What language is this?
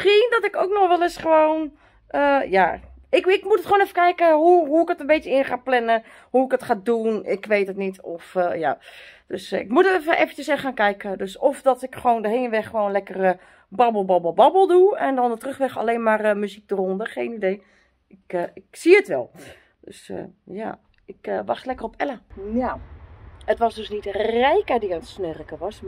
Dutch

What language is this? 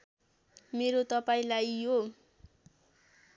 Nepali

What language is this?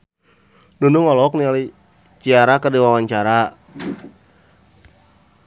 Sundanese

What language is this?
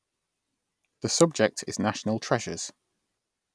English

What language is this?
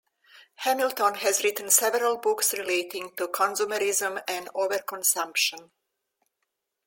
English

